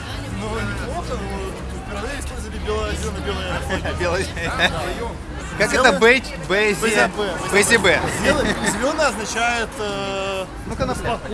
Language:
Russian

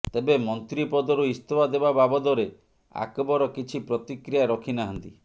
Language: Odia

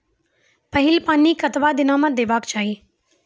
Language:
Maithili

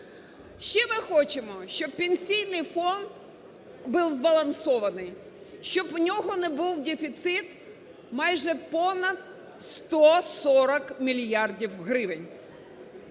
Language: Ukrainian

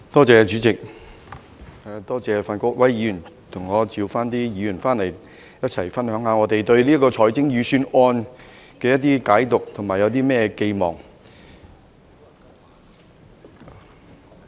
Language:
Cantonese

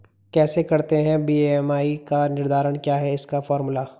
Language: Hindi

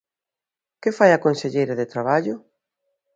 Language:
Galician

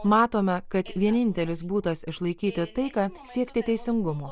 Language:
Lithuanian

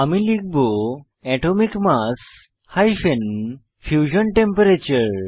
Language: Bangla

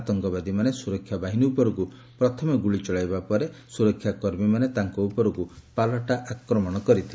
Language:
Odia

